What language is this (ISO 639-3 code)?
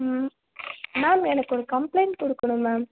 tam